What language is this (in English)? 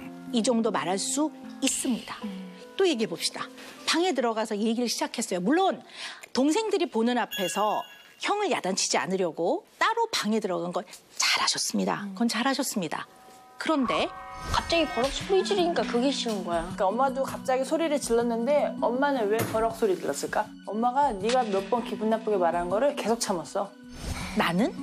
Korean